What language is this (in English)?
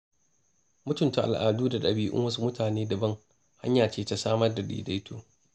Hausa